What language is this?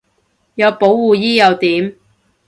Cantonese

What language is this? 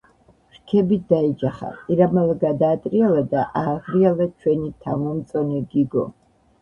Georgian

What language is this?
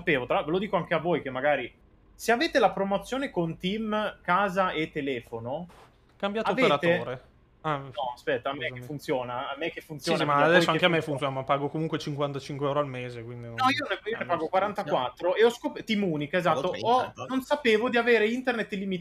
Italian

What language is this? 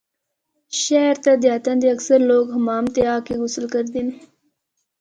Northern Hindko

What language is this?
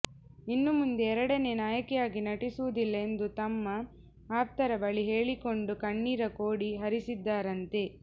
Kannada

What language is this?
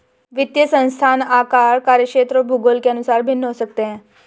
Hindi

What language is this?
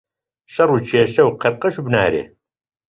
Central Kurdish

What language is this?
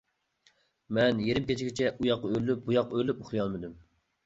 Uyghur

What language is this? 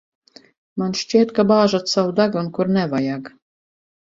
Latvian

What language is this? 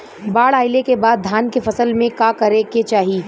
Bhojpuri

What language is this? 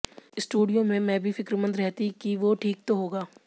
Hindi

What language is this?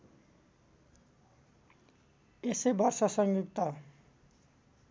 Nepali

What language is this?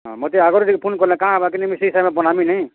Odia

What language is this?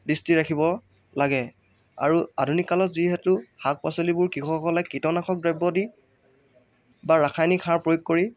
Assamese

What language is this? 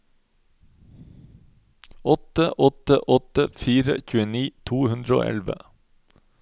Norwegian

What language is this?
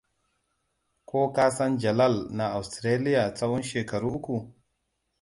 Hausa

